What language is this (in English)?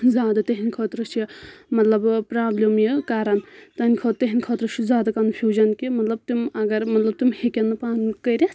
Kashmiri